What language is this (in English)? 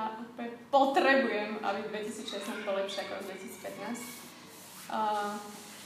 Slovak